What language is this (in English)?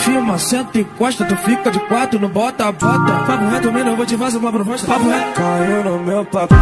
Romanian